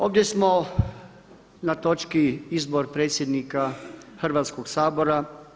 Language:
Croatian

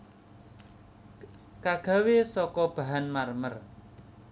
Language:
Javanese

